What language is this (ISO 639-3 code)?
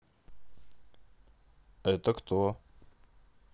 rus